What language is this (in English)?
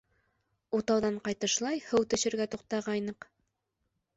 Bashkir